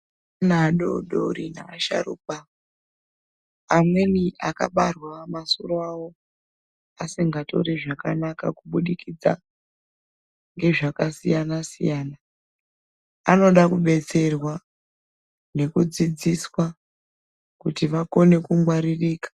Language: Ndau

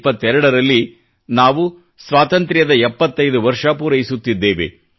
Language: Kannada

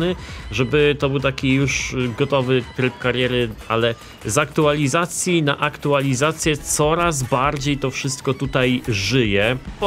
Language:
Polish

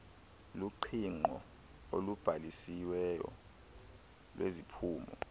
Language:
Xhosa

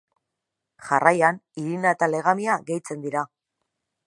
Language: Basque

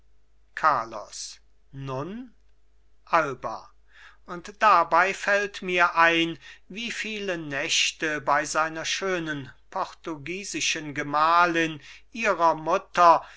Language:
German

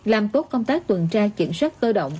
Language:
Vietnamese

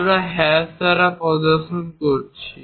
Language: Bangla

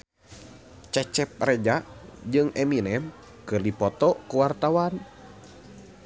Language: Sundanese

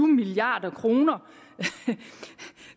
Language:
Danish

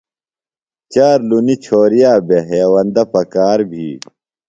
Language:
Phalura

